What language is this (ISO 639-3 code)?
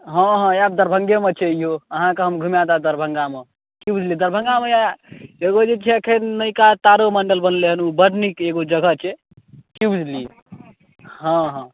mai